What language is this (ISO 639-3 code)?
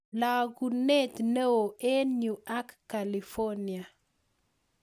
kln